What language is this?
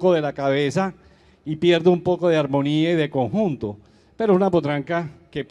Spanish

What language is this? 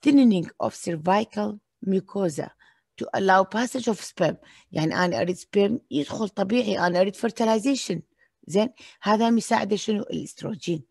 Arabic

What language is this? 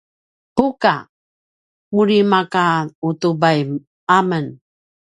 Paiwan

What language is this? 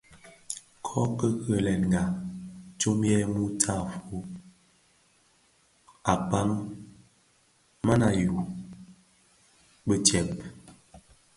Bafia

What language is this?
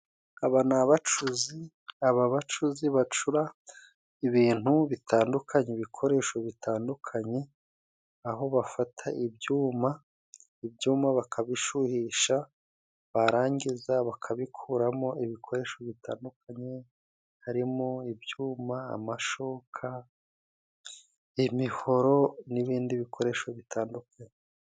Kinyarwanda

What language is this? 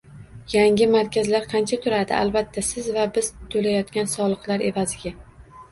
Uzbek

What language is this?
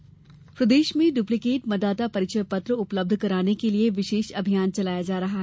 Hindi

